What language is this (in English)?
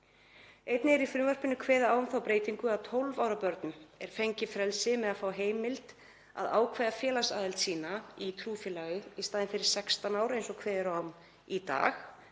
Icelandic